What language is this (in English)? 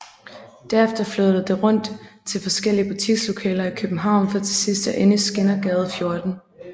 Danish